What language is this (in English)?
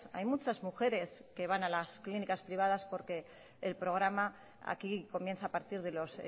Spanish